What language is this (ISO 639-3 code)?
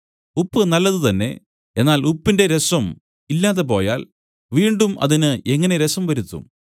mal